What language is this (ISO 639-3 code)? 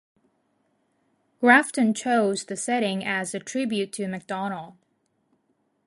eng